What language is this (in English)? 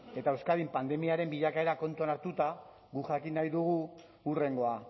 Basque